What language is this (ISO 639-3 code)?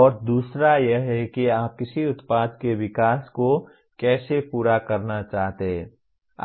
hin